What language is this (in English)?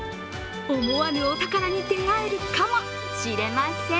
Japanese